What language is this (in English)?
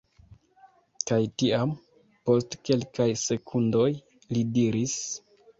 Esperanto